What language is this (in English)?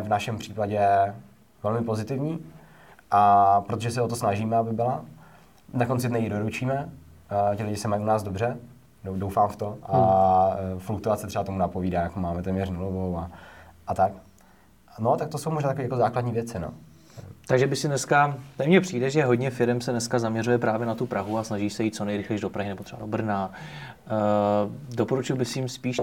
Czech